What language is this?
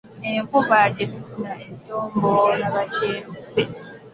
Ganda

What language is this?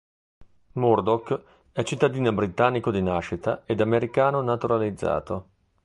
Italian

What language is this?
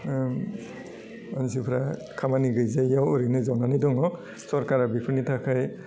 Bodo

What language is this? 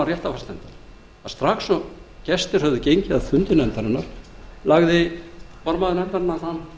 Icelandic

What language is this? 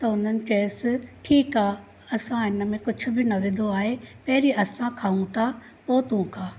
Sindhi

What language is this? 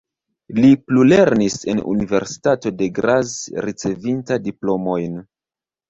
Esperanto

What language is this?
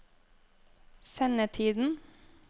Norwegian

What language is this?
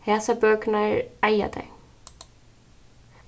Faroese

